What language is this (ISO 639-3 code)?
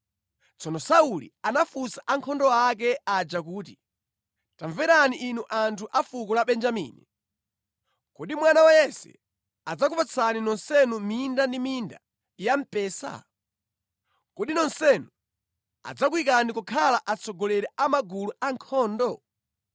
nya